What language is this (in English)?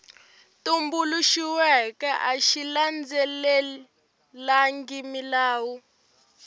Tsonga